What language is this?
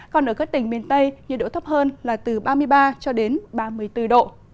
Vietnamese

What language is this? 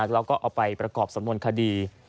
Thai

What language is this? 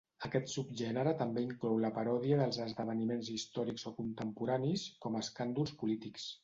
Catalan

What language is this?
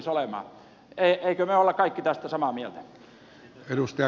Finnish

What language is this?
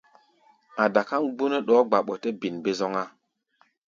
Gbaya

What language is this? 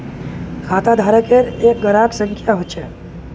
Magahi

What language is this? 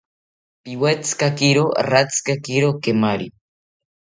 South Ucayali Ashéninka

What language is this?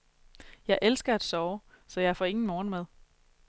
Danish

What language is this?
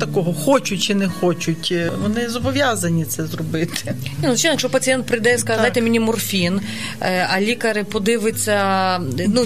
Ukrainian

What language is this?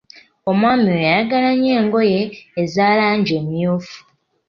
Ganda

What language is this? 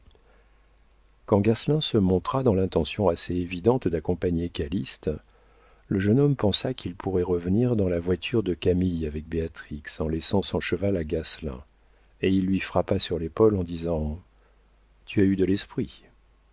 French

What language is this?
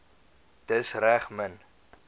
Afrikaans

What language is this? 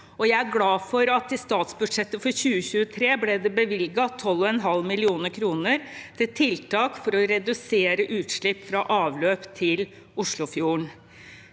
Norwegian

